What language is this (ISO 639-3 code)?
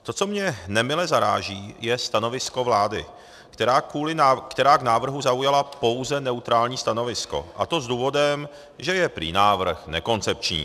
ces